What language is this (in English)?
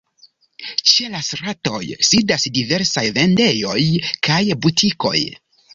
Esperanto